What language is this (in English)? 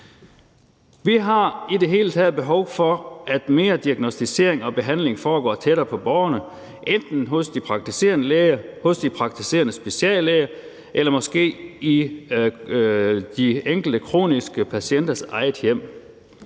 Danish